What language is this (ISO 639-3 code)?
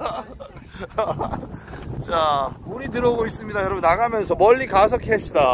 kor